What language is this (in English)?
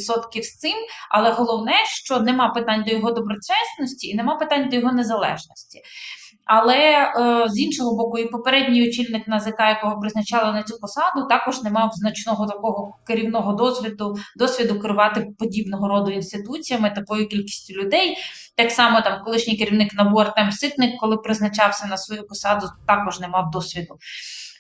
Ukrainian